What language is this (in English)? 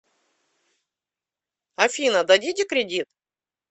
Russian